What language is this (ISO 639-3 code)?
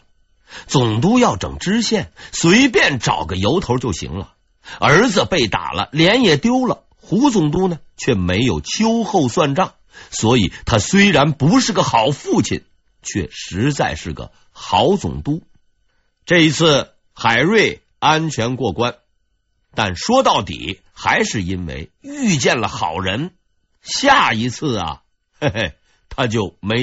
zho